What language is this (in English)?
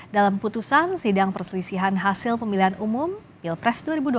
Indonesian